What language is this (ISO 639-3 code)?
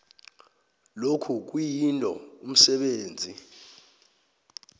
nbl